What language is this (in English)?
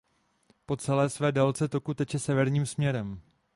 Czech